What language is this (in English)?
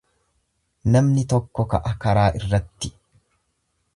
Oromo